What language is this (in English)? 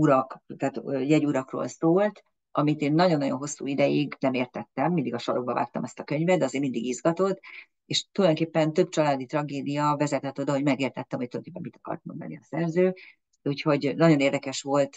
Hungarian